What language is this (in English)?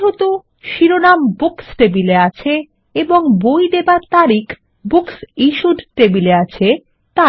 Bangla